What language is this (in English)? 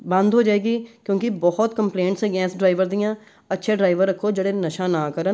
Punjabi